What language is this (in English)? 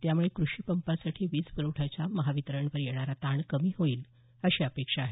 Marathi